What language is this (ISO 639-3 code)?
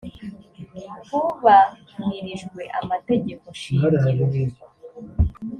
kin